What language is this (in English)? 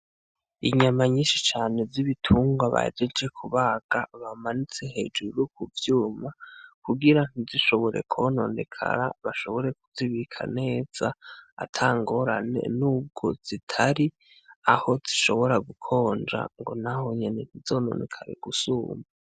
Rundi